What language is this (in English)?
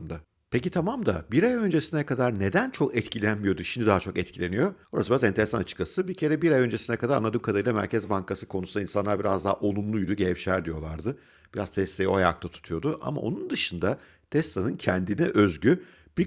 Turkish